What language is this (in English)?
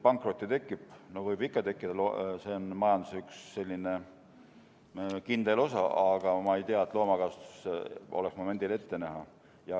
Estonian